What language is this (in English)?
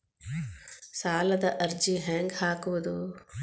Kannada